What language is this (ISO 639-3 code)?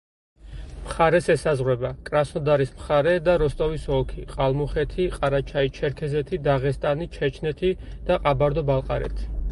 kat